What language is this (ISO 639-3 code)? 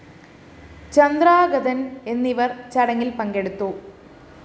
mal